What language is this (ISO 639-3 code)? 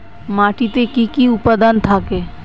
ben